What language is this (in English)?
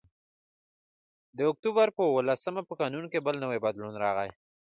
Pashto